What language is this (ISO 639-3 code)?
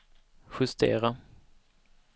swe